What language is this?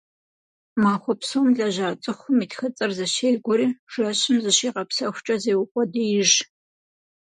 Kabardian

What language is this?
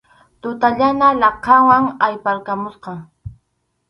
Arequipa-La Unión Quechua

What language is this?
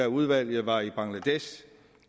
Danish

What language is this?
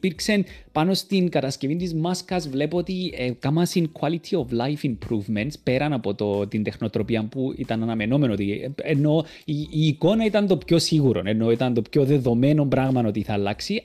Greek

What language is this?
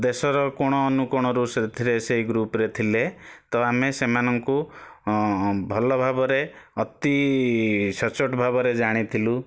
Odia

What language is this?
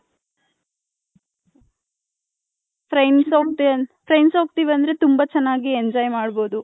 Kannada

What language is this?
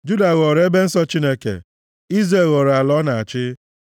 Igbo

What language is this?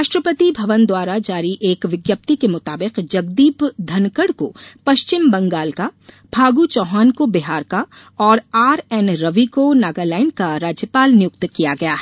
Hindi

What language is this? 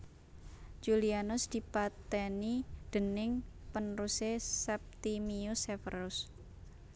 Javanese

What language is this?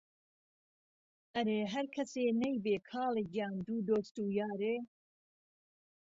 Central Kurdish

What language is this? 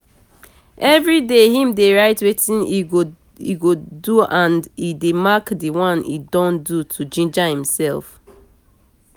Nigerian Pidgin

